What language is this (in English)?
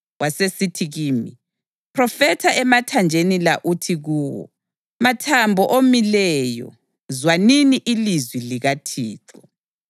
North Ndebele